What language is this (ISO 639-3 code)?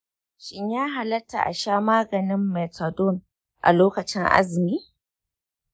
hau